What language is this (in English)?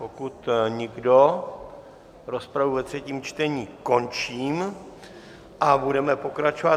Czech